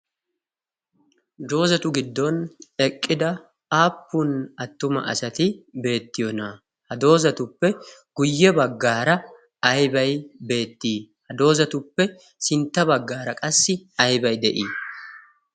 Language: Wolaytta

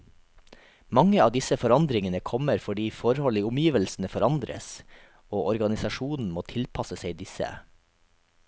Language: Norwegian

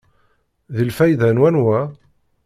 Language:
Kabyle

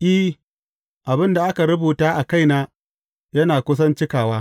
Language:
Hausa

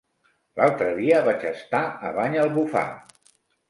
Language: Catalan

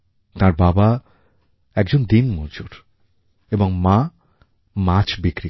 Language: Bangla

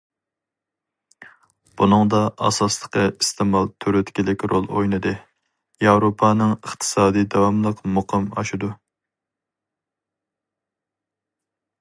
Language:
Uyghur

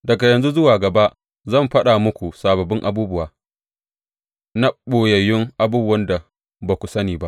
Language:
Hausa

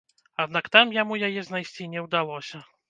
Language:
Belarusian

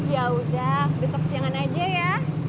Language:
Indonesian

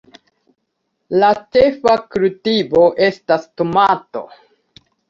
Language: Esperanto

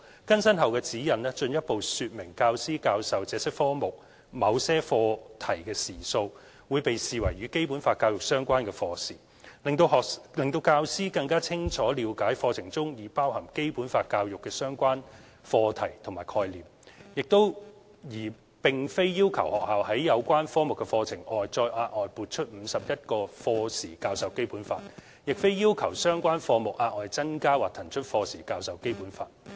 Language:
Cantonese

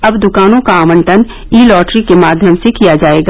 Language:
Hindi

